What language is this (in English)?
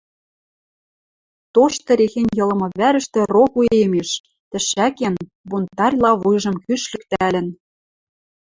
Western Mari